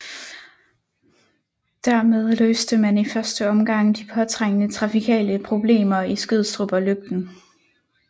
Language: Danish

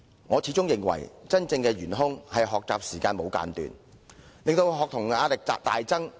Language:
Cantonese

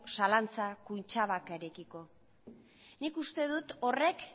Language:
Basque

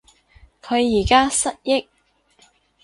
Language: Cantonese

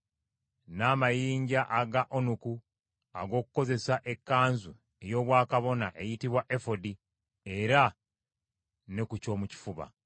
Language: Ganda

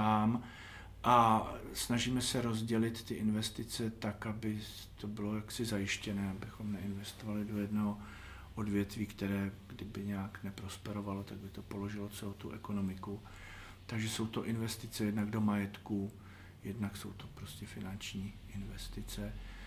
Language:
Czech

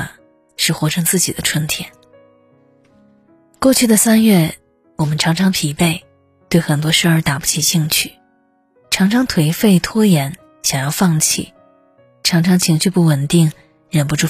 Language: Chinese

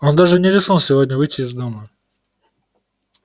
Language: Russian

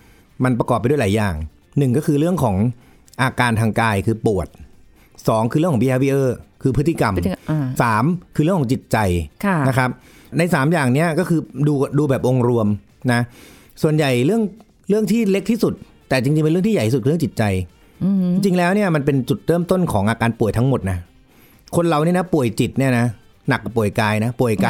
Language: Thai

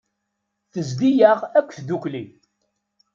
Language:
Kabyle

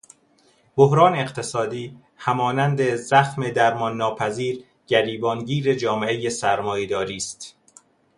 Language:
Persian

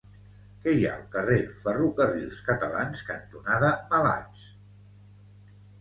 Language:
Catalan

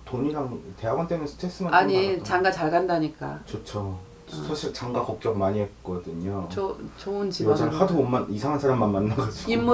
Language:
Korean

